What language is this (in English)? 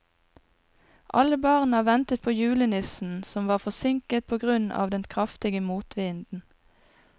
Norwegian